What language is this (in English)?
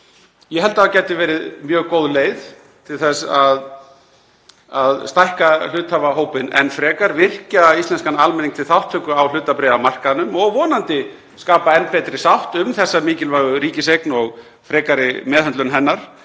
Icelandic